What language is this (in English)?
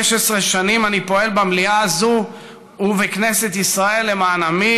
Hebrew